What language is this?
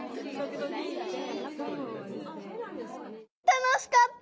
Japanese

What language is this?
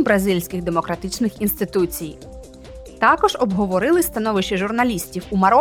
Ukrainian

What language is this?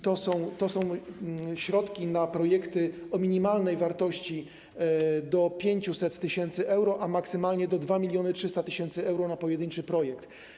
Polish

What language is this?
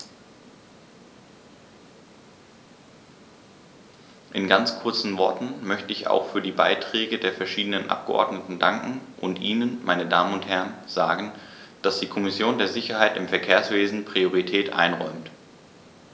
German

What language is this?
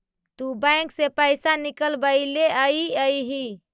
Magahi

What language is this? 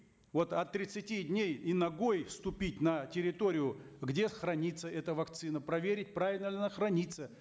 Kazakh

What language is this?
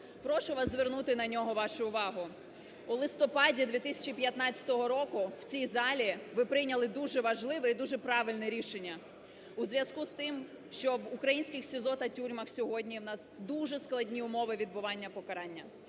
Ukrainian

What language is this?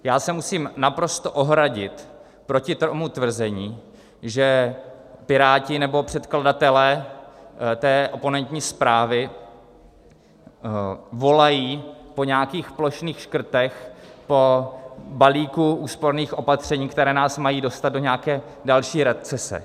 Czech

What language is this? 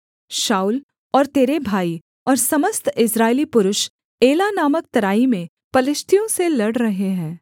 Hindi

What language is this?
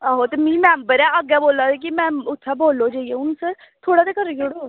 Dogri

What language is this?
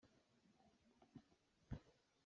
Hakha Chin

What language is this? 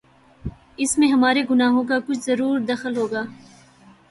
Urdu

